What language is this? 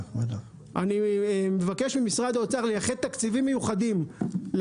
Hebrew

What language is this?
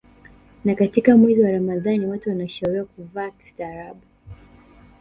Swahili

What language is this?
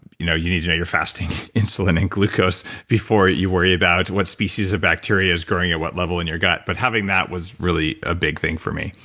English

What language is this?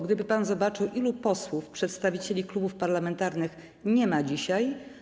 Polish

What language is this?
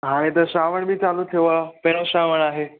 Sindhi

